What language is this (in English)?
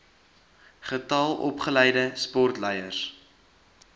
Afrikaans